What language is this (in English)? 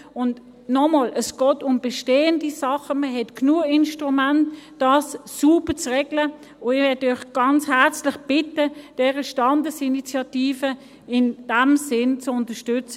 Swiss German